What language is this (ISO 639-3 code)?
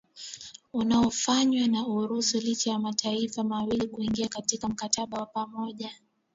swa